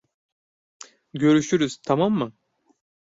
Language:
Turkish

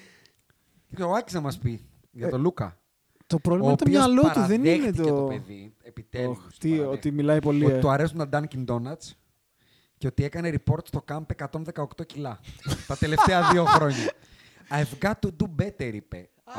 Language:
Greek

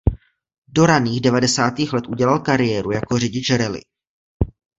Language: Czech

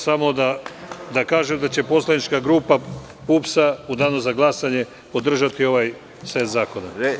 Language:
Serbian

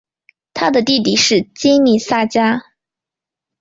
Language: Chinese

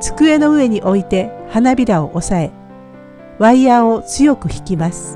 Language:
Japanese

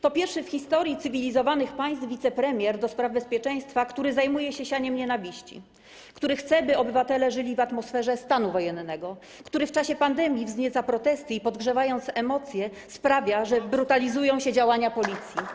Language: Polish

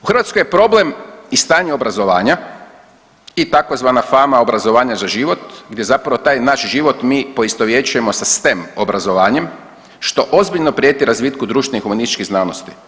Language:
Croatian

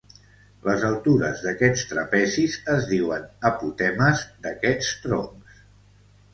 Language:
Catalan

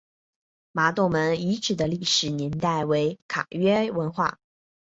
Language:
Chinese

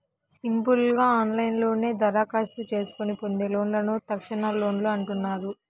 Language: Telugu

